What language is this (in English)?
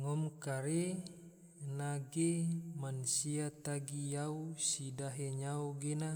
Tidore